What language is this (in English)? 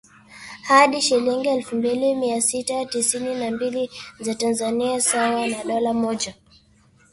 Swahili